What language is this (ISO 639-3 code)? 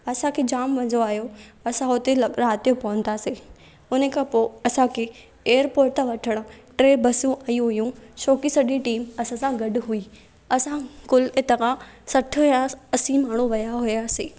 snd